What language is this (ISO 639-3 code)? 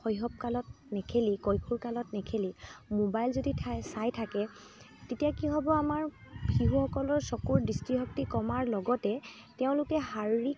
asm